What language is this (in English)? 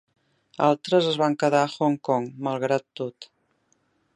Catalan